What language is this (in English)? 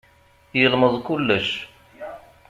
Kabyle